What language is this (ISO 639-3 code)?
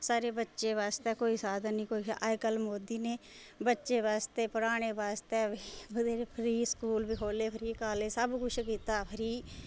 doi